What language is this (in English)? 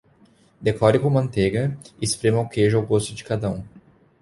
Portuguese